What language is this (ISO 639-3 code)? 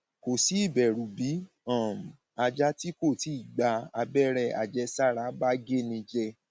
yor